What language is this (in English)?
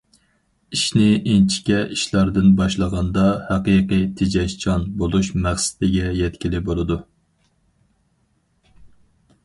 Uyghur